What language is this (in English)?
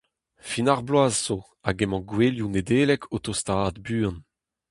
Breton